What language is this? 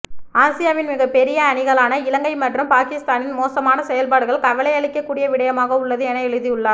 Tamil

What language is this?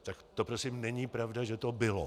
Czech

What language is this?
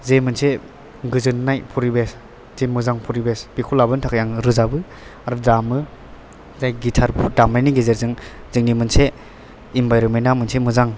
Bodo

